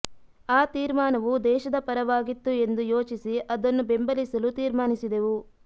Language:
Kannada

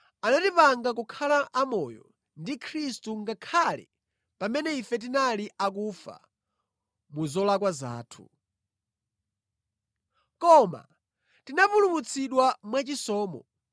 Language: Nyanja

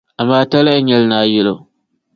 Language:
Dagbani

